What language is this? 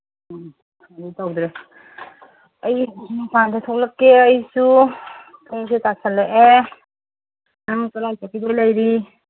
Manipuri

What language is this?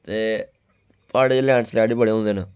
Dogri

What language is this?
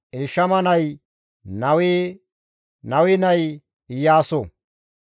Gamo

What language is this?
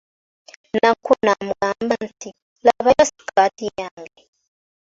Ganda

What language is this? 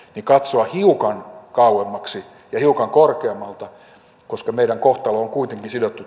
Finnish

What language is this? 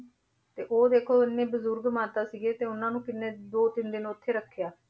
Punjabi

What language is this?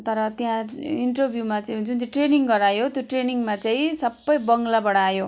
Nepali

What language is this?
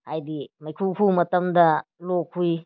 Manipuri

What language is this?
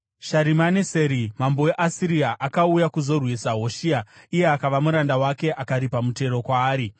Shona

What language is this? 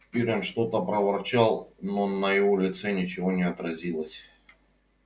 Russian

